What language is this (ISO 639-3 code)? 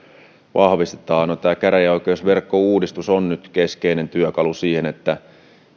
fin